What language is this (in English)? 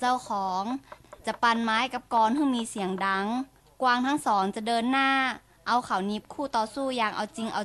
Thai